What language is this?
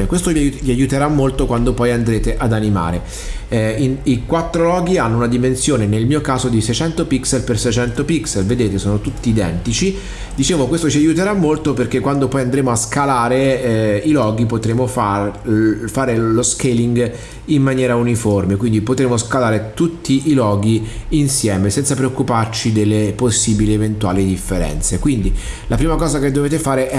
Italian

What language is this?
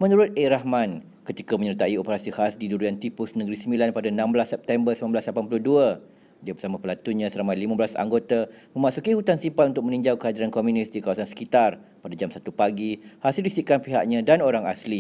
Malay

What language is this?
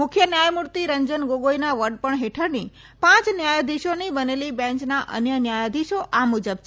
Gujarati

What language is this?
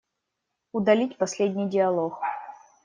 Russian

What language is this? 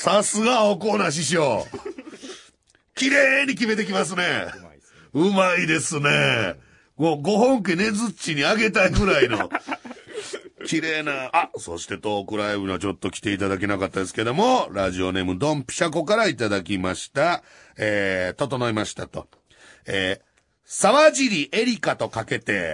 Japanese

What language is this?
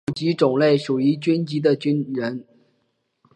Chinese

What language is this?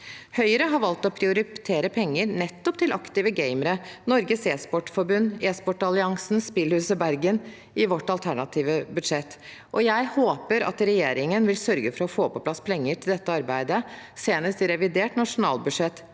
Norwegian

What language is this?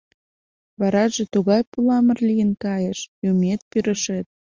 Mari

